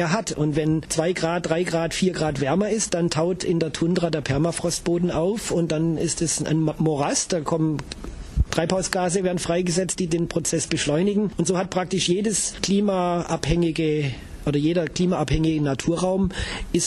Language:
German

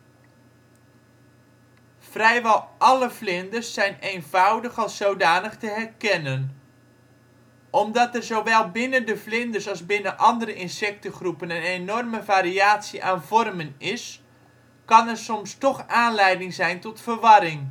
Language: Dutch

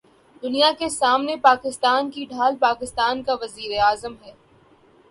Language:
Urdu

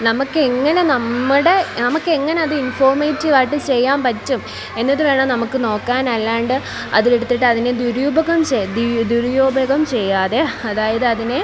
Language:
Malayalam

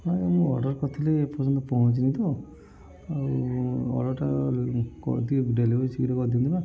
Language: Odia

